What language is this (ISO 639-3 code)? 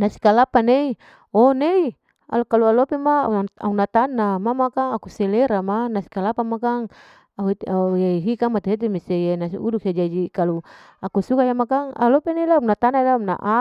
alo